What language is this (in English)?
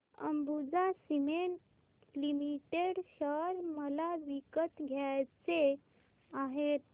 Marathi